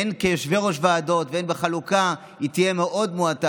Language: Hebrew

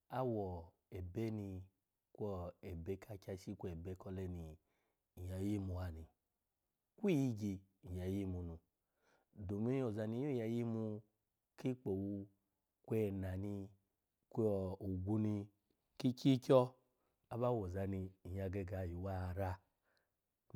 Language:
Alago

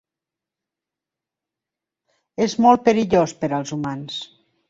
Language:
Catalan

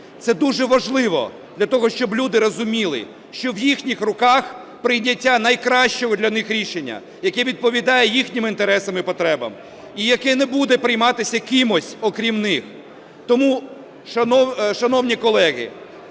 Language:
Ukrainian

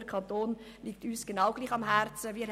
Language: Swiss German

